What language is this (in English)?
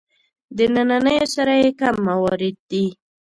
Pashto